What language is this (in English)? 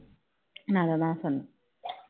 Tamil